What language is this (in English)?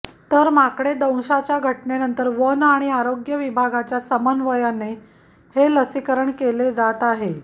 Marathi